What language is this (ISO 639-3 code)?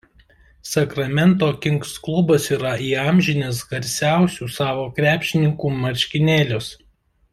lit